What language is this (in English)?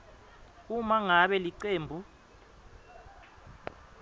Swati